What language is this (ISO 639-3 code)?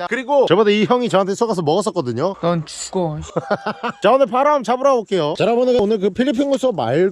kor